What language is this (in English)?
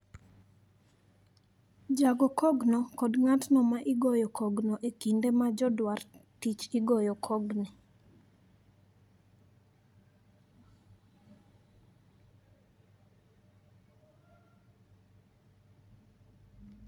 Luo (Kenya and Tanzania)